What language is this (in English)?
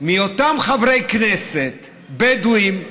Hebrew